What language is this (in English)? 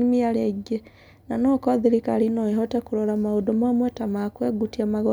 Kikuyu